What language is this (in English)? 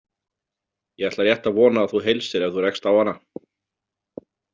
Icelandic